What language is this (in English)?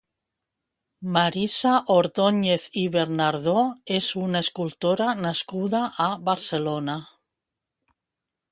Catalan